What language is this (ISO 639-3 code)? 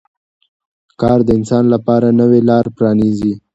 pus